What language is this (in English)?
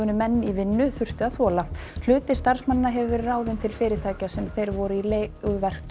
Icelandic